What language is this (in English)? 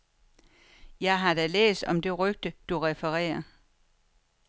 Danish